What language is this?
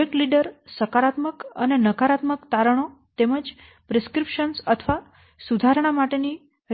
Gujarati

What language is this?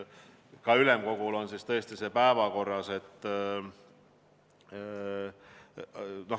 Estonian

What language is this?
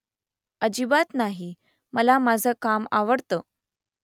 Marathi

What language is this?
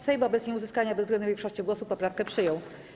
Polish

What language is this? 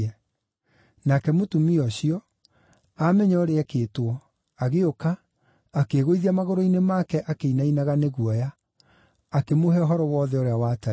Kikuyu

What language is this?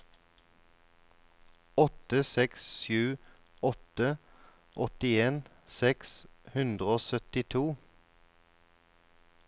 Norwegian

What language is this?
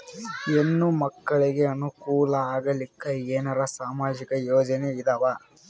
Kannada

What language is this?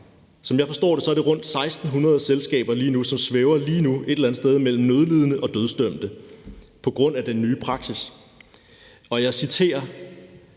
Danish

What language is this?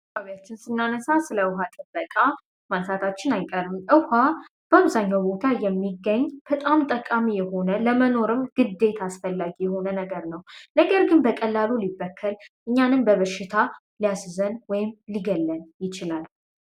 Amharic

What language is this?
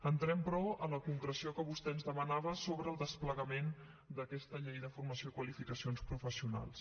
Catalan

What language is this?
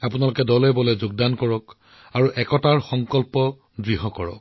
Assamese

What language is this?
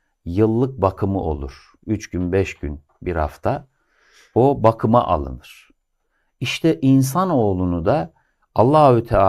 Turkish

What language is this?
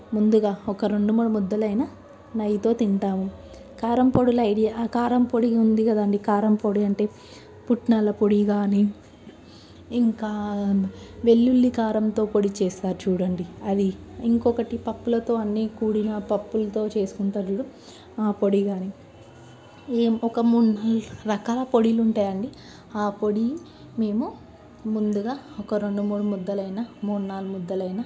Telugu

